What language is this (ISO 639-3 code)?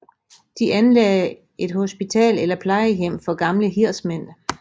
dan